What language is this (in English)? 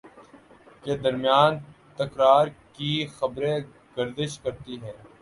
Urdu